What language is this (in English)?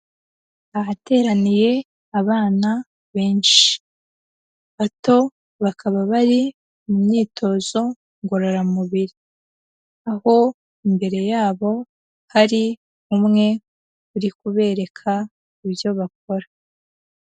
Kinyarwanda